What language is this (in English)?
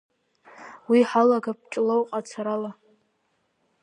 Abkhazian